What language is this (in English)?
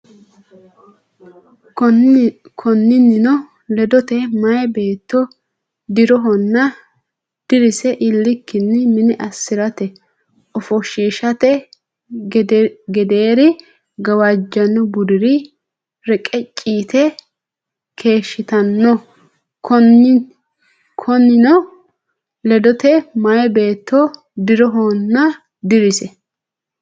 Sidamo